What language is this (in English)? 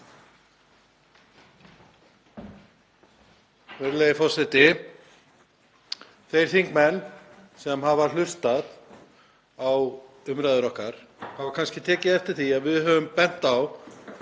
Icelandic